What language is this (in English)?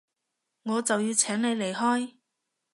Cantonese